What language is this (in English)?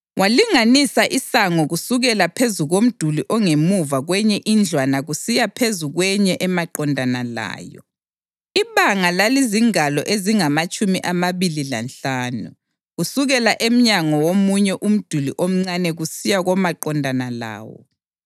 North Ndebele